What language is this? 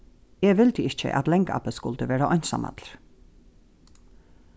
Faroese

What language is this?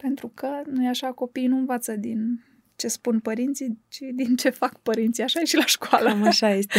Romanian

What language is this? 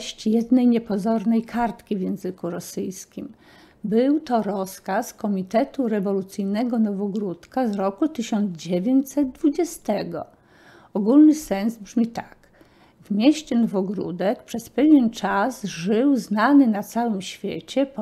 Polish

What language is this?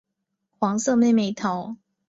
Chinese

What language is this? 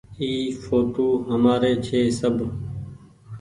Goaria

